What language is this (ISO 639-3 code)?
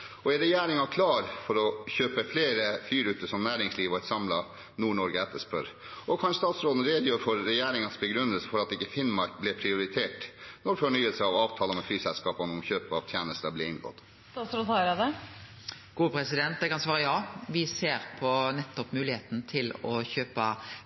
nor